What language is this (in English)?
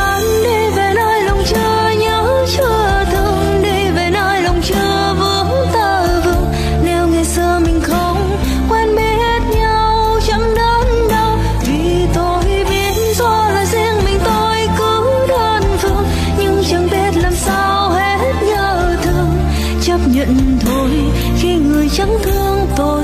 Vietnamese